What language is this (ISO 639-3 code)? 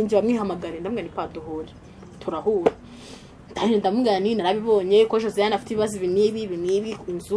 ron